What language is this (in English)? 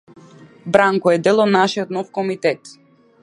Macedonian